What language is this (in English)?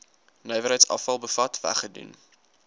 Afrikaans